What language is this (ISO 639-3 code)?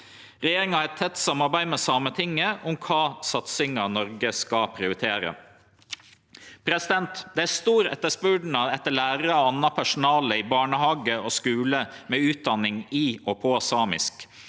nor